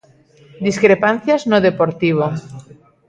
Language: Galician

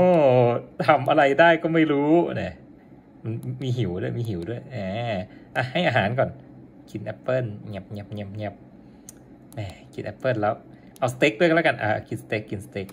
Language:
Thai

